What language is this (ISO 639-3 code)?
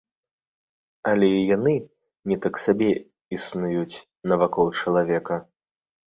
bel